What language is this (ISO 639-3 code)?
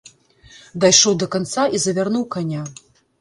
bel